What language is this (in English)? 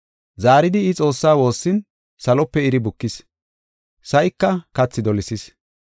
Gofa